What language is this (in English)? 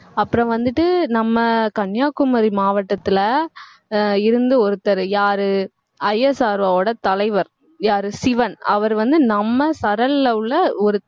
Tamil